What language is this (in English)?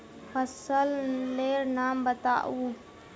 Magahi